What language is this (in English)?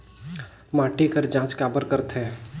Chhattisgarhi